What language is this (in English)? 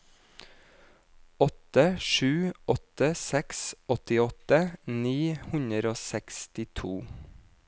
Norwegian